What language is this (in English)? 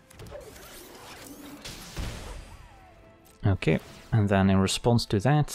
English